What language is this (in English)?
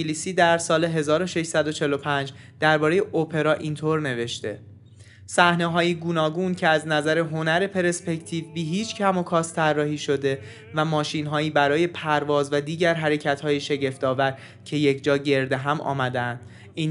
Persian